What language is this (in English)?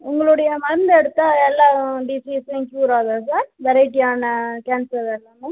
Tamil